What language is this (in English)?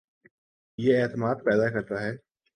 Urdu